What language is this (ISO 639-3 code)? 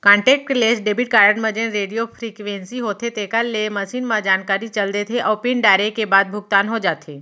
hne